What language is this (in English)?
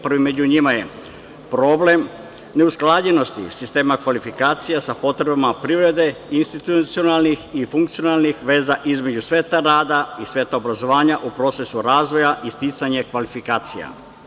Serbian